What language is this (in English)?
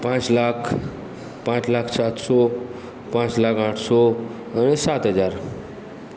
Gujarati